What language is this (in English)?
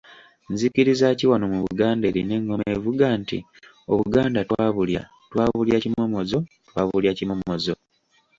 Ganda